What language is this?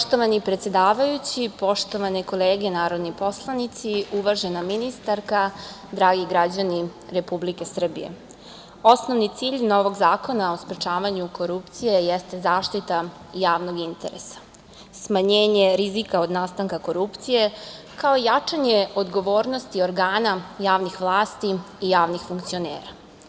Serbian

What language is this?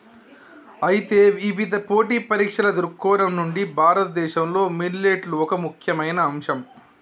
Telugu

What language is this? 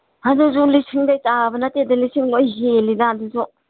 Manipuri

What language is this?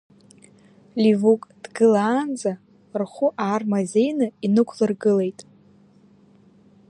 Abkhazian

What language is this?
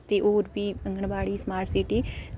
Dogri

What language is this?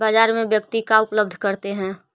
Magahi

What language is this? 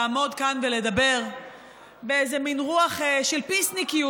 Hebrew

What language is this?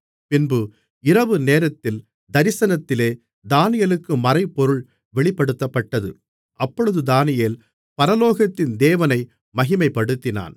Tamil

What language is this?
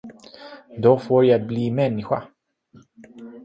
Swedish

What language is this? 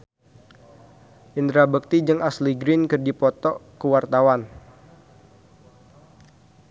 Sundanese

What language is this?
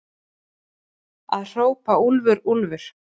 Icelandic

